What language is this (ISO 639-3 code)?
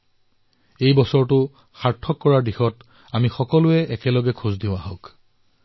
asm